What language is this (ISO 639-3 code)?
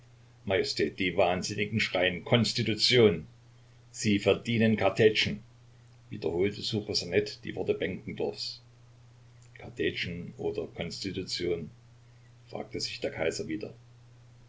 deu